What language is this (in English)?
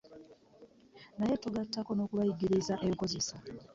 Ganda